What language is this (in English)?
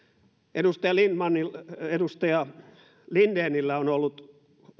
Finnish